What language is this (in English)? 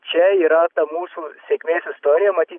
Lithuanian